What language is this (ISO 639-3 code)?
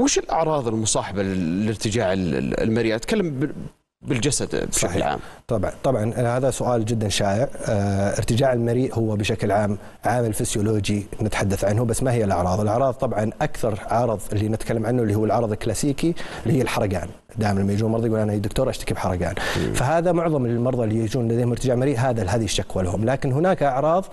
ara